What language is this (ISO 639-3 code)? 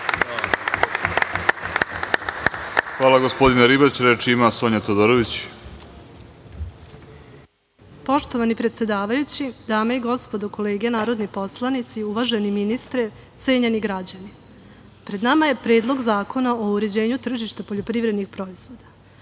srp